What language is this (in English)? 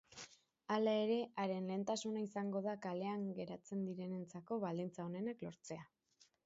Basque